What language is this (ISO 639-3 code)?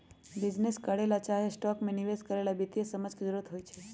mag